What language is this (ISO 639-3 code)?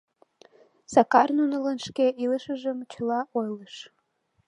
chm